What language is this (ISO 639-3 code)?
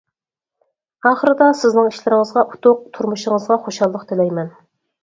uig